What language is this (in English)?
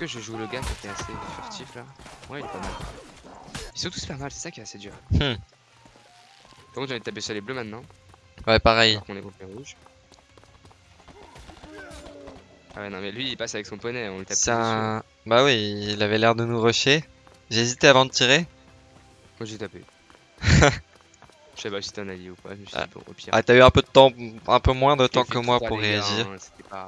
French